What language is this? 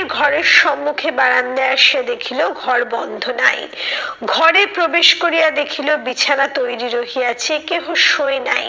Bangla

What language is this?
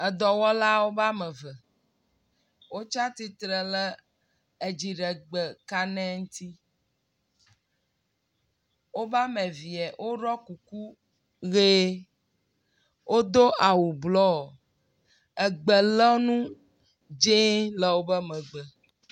Ewe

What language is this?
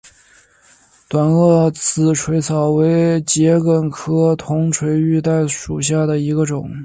Chinese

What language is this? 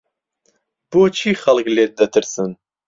Central Kurdish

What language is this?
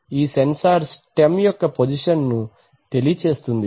Telugu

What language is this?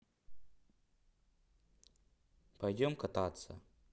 Russian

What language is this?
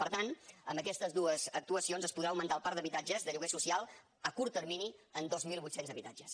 Catalan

